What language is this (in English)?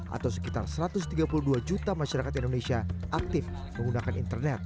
Indonesian